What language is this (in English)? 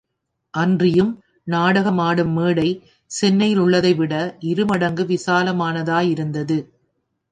Tamil